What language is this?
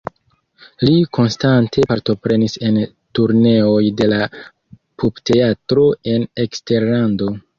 Esperanto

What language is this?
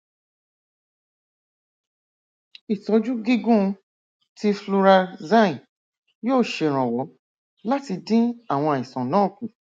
Yoruba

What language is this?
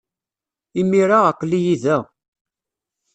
Kabyle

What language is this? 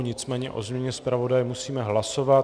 Czech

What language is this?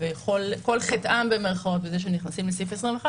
Hebrew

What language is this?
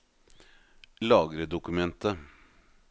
Norwegian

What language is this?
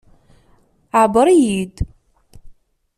Kabyle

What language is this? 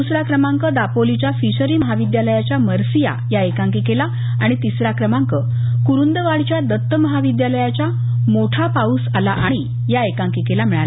Marathi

